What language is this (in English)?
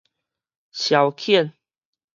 Min Nan Chinese